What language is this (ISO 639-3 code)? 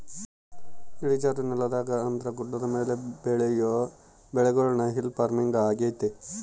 kan